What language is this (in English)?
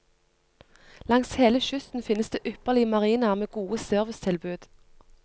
Norwegian